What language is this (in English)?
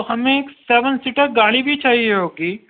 Urdu